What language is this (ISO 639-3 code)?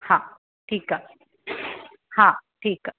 snd